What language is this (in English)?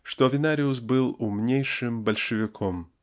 Russian